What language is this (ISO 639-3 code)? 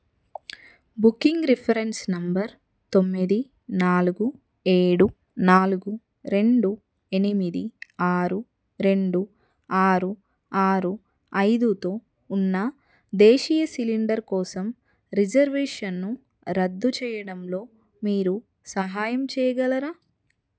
tel